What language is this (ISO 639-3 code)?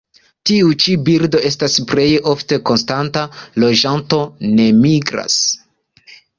epo